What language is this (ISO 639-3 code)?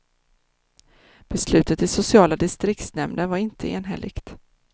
swe